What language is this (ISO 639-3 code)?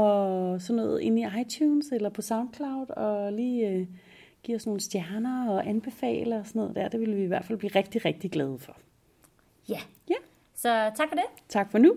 dan